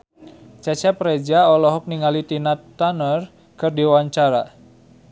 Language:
Sundanese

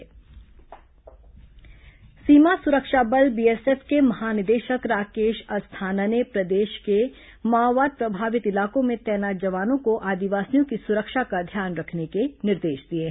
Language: Hindi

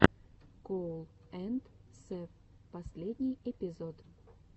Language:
Russian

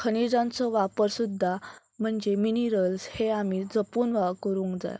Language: Konkani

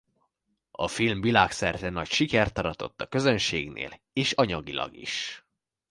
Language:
Hungarian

